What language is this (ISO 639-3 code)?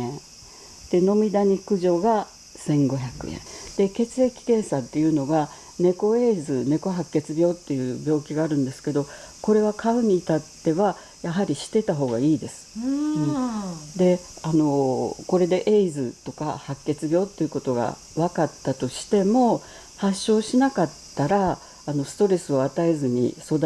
jpn